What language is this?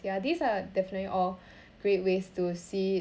English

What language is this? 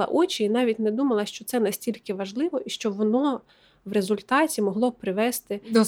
Ukrainian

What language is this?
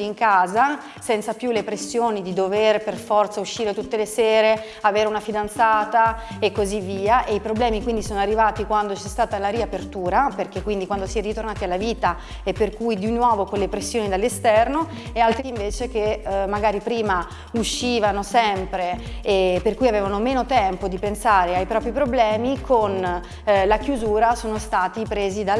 Italian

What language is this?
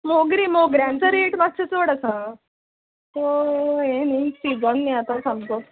Konkani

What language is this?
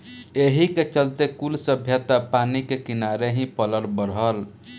Bhojpuri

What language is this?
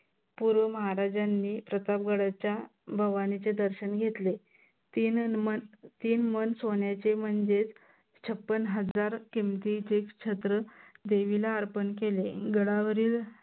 Marathi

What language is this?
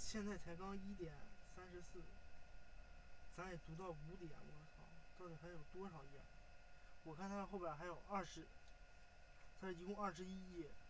Chinese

